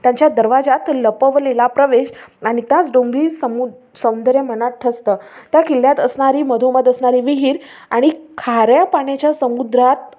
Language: Marathi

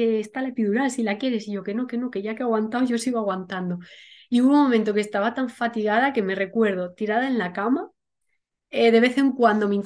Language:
Spanish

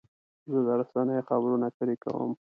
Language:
Pashto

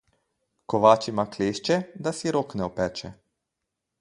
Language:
Slovenian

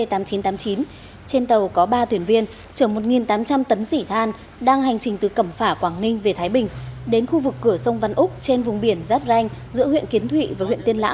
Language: Vietnamese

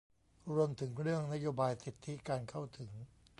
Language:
Thai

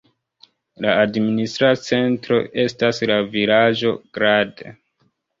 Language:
Esperanto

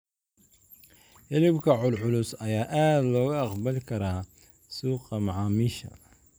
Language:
Somali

